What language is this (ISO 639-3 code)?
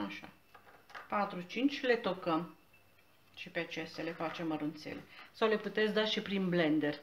ron